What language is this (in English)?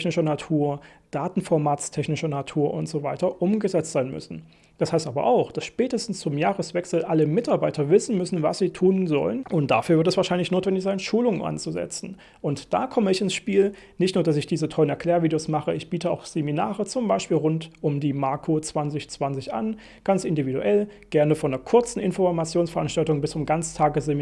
German